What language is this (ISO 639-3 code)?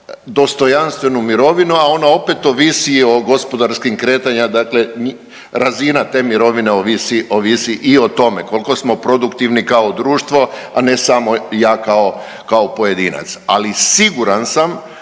hrv